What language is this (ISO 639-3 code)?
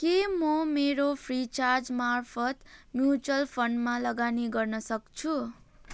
nep